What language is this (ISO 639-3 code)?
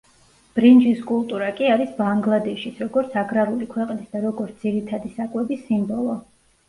kat